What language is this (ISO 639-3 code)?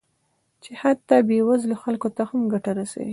pus